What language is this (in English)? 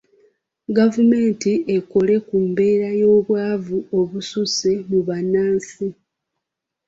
Ganda